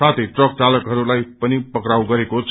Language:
Nepali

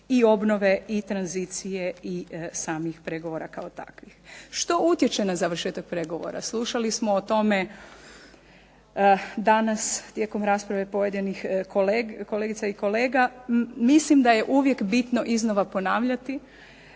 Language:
Croatian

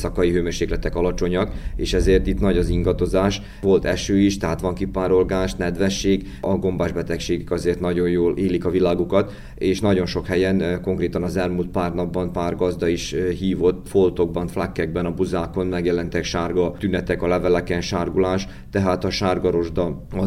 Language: Hungarian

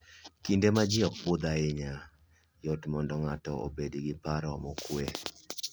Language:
Luo (Kenya and Tanzania)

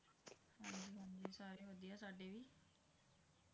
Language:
Punjabi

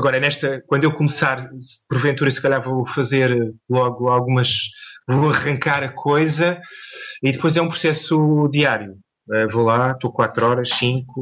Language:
Portuguese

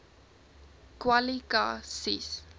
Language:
Afrikaans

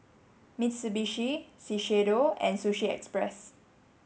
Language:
English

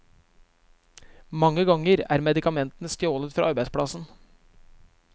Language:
Norwegian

